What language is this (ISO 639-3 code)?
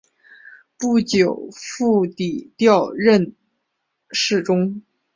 zho